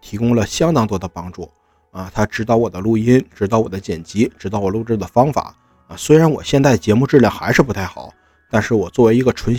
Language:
Chinese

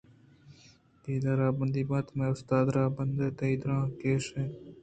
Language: Eastern Balochi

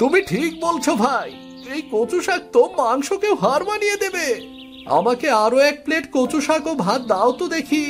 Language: Bangla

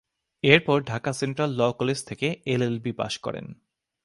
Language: Bangla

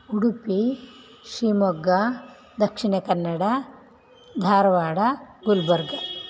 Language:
Sanskrit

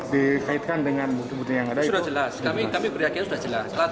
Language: Indonesian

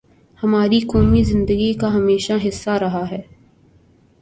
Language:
Urdu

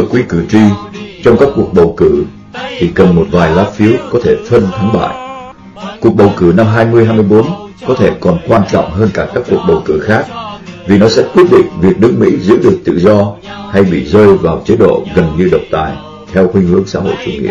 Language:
Vietnamese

